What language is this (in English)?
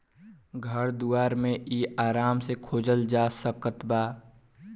Bhojpuri